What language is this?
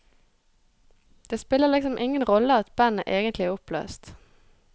Norwegian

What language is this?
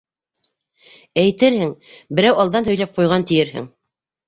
Bashkir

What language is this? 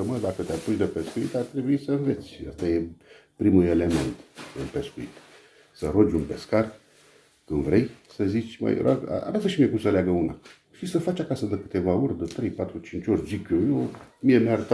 Romanian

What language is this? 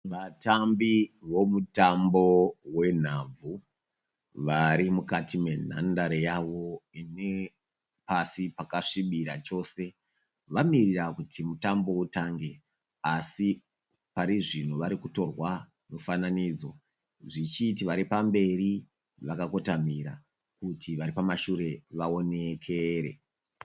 Shona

